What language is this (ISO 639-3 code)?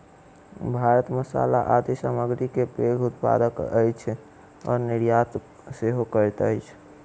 mai